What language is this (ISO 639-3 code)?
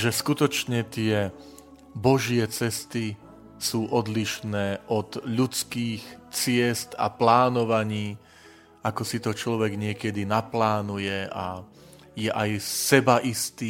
slk